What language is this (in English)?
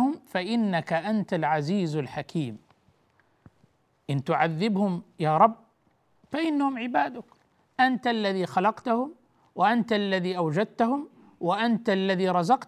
Arabic